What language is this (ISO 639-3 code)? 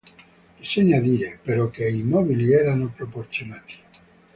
ita